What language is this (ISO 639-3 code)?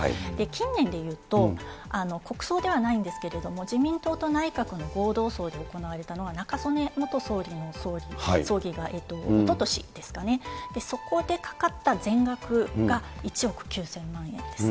jpn